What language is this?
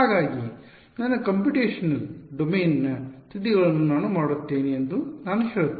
Kannada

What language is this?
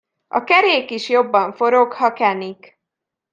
Hungarian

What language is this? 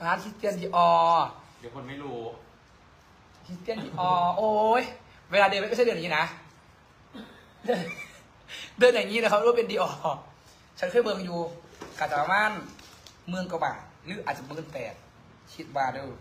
Thai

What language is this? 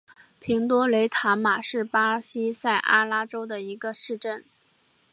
Chinese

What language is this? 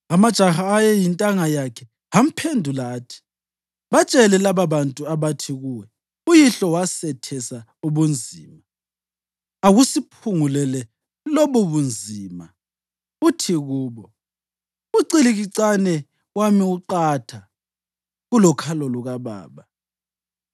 North Ndebele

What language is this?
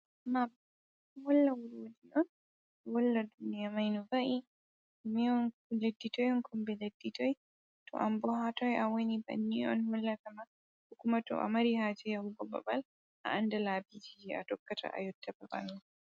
Fula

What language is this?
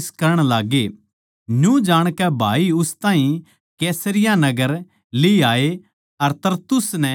Haryanvi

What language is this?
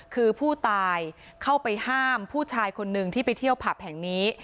Thai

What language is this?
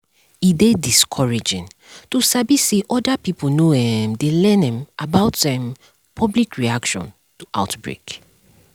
Nigerian Pidgin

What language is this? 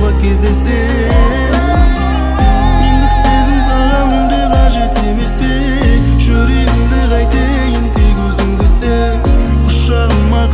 Turkish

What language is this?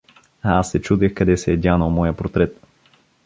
Bulgarian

